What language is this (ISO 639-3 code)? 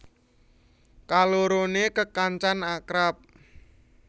jav